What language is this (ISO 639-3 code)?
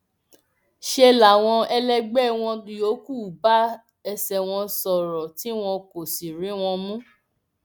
yor